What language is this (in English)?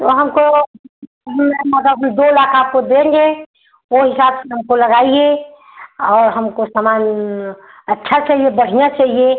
Hindi